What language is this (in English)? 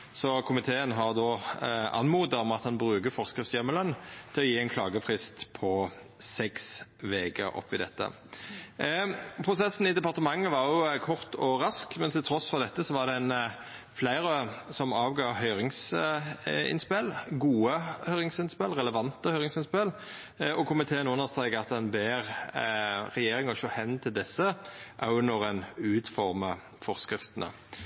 Norwegian Nynorsk